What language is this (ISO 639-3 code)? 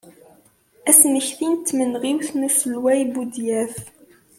kab